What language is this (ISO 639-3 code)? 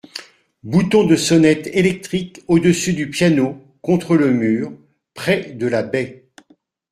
fra